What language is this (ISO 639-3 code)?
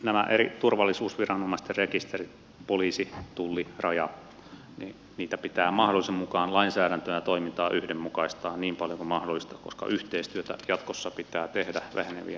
fin